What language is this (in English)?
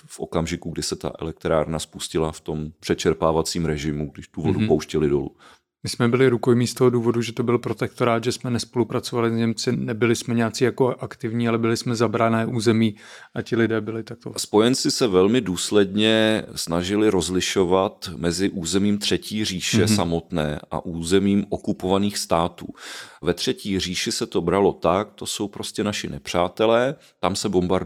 Czech